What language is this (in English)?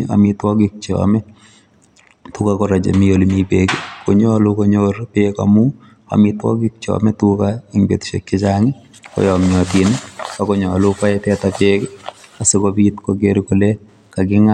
Kalenjin